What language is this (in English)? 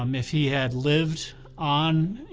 English